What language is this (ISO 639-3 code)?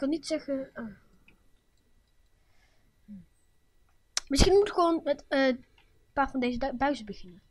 nld